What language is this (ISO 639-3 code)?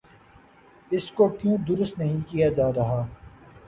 urd